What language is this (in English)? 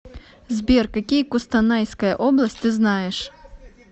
Russian